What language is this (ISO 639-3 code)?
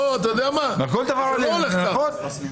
heb